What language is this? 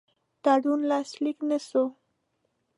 Pashto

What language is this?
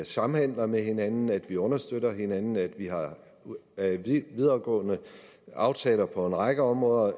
Danish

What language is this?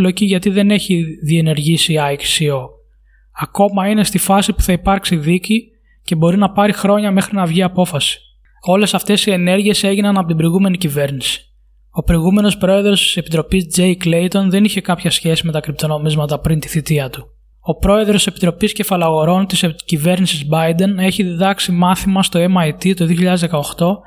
Greek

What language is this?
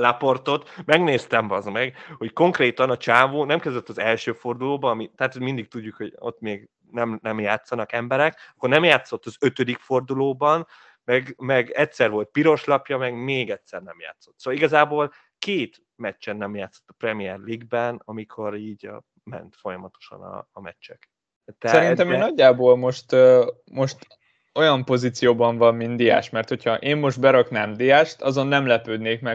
Hungarian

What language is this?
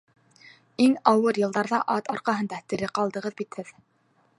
Bashkir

